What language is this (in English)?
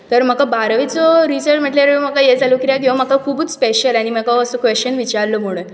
Konkani